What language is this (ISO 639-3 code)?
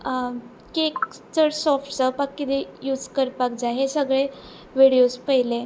kok